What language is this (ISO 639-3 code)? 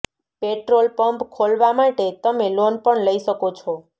guj